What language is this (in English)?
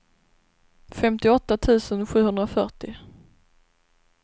Swedish